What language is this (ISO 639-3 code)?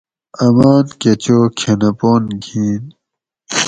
gwc